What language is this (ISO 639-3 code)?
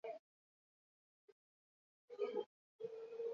eus